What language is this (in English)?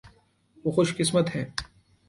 Urdu